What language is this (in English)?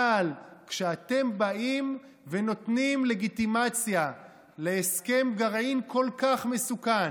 Hebrew